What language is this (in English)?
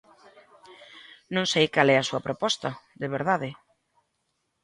Galician